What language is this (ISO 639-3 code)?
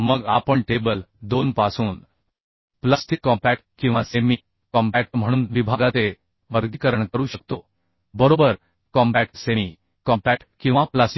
mar